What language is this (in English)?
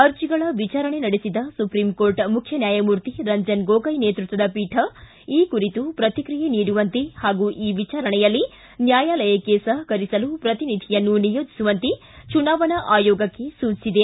Kannada